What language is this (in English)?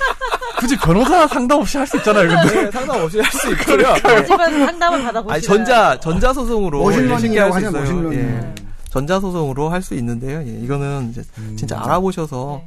Korean